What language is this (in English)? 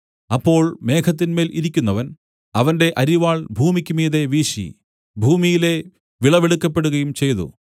Malayalam